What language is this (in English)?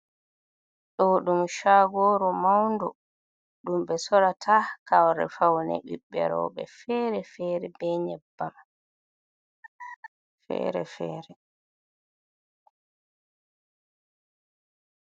Fula